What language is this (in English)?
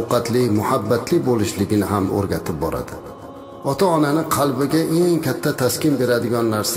Turkish